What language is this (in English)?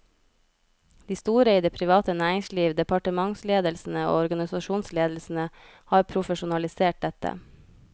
Norwegian